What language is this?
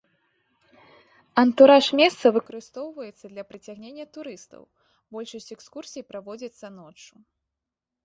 Belarusian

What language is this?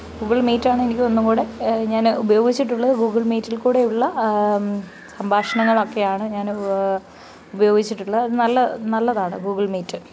Malayalam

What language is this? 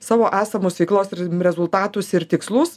Lithuanian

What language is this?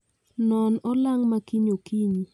Luo (Kenya and Tanzania)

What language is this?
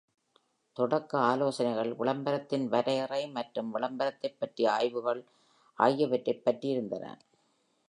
Tamil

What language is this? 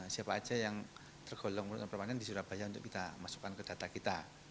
Indonesian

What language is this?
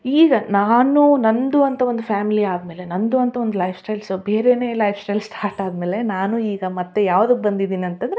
Kannada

